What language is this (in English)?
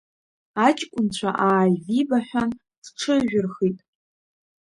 Abkhazian